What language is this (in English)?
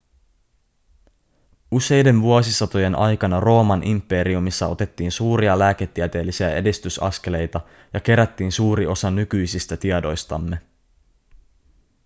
Finnish